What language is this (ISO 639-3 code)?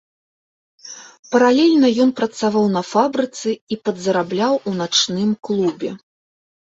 bel